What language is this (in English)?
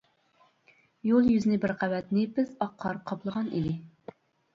Uyghur